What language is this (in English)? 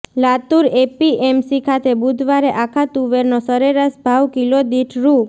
Gujarati